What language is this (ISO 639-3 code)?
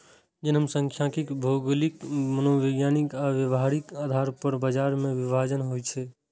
mai